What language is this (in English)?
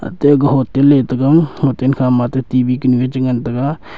Wancho Naga